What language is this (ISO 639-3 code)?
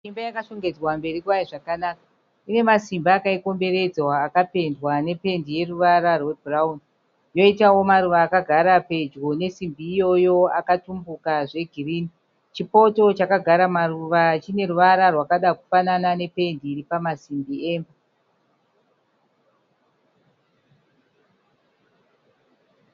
sna